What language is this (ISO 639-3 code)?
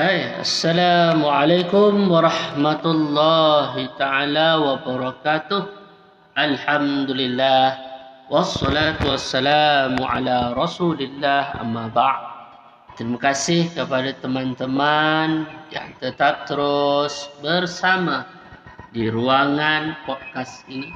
msa